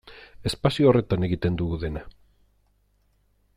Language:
Basque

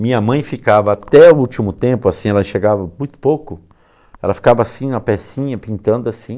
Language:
Portuguese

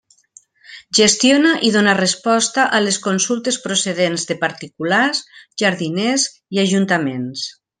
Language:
Catalan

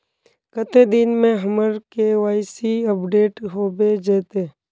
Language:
Magahi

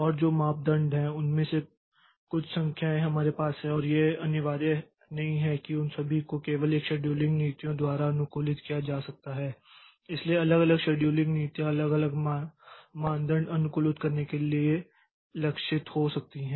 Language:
Hindi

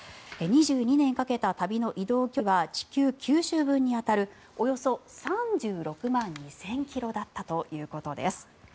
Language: Japanese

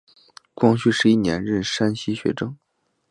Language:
Chinese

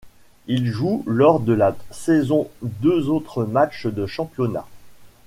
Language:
French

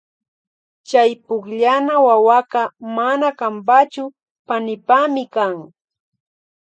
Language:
Loja Highland Quichua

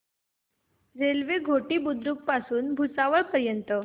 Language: Marathi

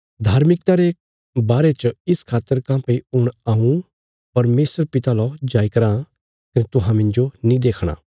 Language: Bilaspuri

